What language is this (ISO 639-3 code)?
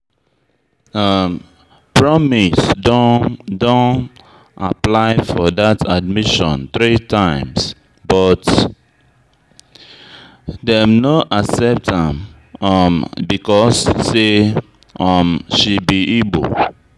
pcm